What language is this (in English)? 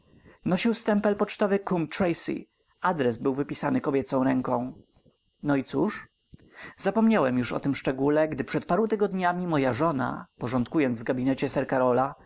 Polish